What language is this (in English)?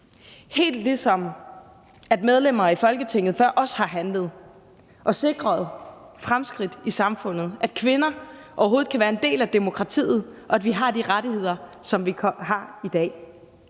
Danish